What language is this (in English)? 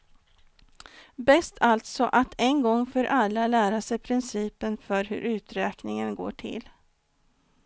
Swedish